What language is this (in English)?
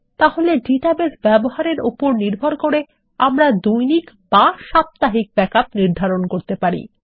Bangla